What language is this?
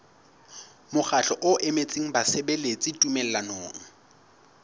Southern Sotho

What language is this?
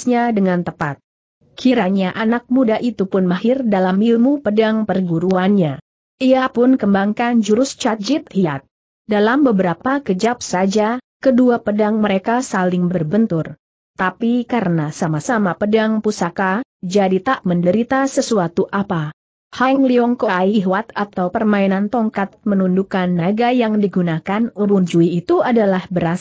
Indonesian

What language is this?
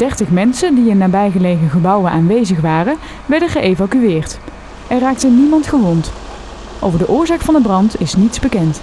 Dutch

